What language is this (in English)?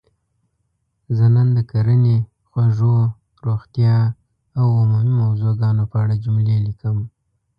Pashto